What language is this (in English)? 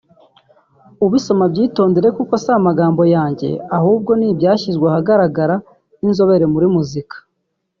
Kinyarwanda